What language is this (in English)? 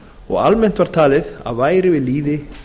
Icelandic